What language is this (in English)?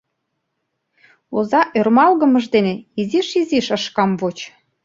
Mari